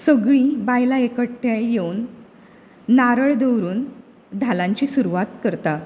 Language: Konkani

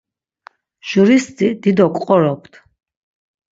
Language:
Laz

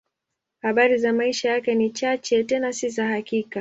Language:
Swahili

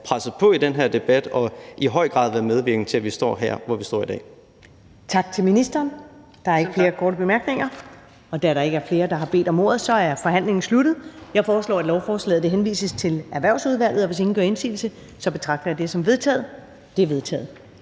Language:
Danish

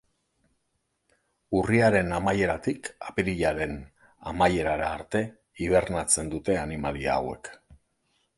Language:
Basque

